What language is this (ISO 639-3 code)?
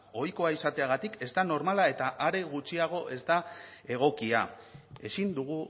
eus